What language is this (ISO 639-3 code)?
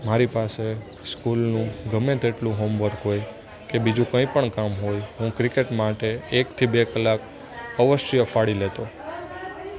guj